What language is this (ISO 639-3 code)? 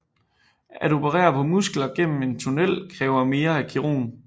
dan